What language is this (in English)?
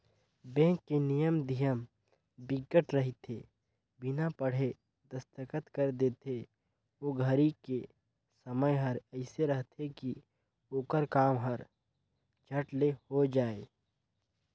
Chhattisgarhi